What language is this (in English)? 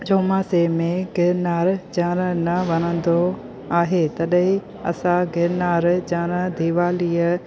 Sindhi